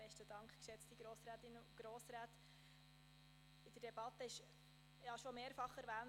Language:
Swiss German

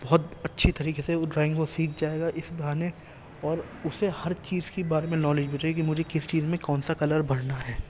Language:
Urdu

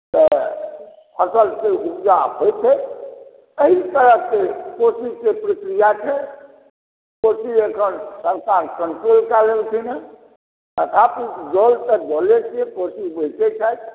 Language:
Maithili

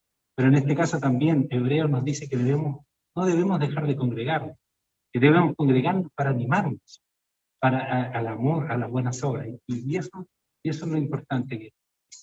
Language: Spanish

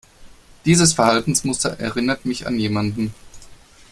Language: German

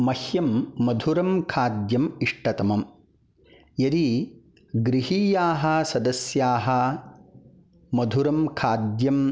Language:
Sanskrit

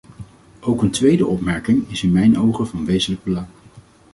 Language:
Dutch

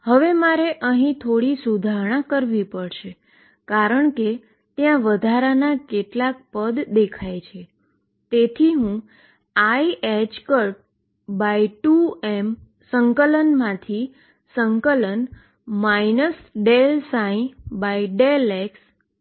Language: Gujarati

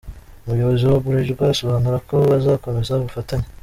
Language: Kinyarwanda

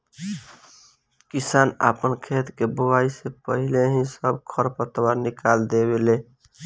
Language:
Bhojpuri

